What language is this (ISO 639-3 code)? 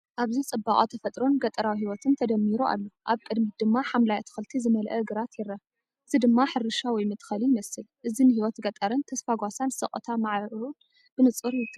tir